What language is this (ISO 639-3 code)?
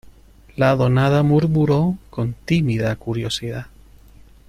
spa